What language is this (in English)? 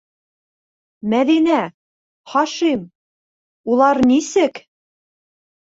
Bashkir